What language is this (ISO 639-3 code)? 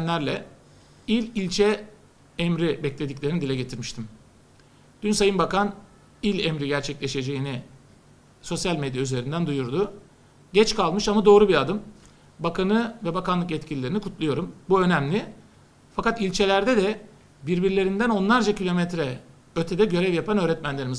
tur